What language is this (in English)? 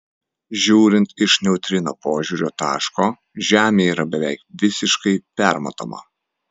Lithuanian